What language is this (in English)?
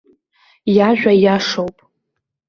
Abkhazian